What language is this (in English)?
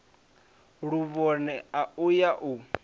Venda